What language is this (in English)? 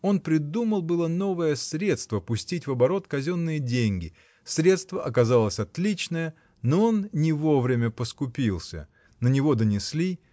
Russian